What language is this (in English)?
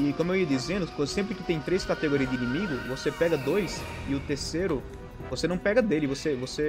Portuguese